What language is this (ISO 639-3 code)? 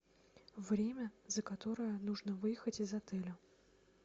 rus